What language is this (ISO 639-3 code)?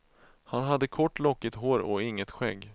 swe